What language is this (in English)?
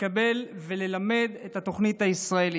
Hebrew